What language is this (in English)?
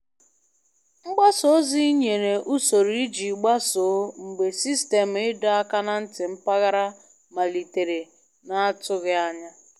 Igbo